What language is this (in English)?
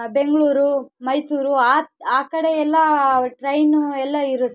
Kannada